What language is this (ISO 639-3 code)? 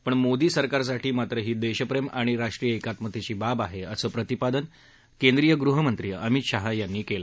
mar